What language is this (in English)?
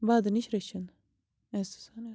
Kashmiri